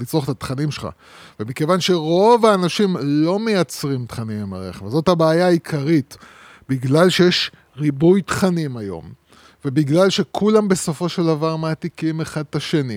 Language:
Hebrew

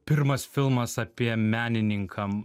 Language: Lithuanian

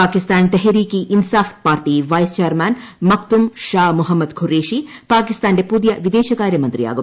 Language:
Malayalam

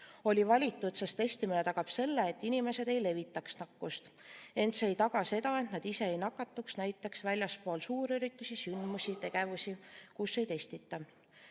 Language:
Estonian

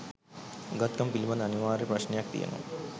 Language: Sinhala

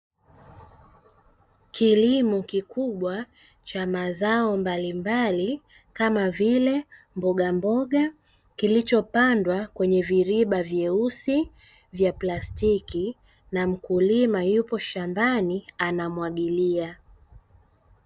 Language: Swahili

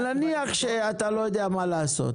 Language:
Hebrew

